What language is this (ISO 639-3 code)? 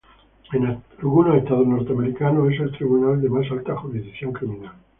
spa